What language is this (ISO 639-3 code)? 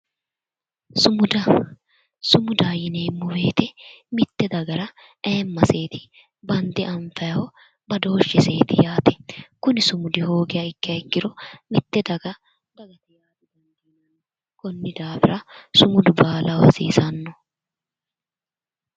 sid